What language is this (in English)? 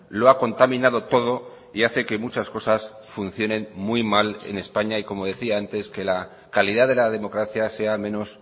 Spanish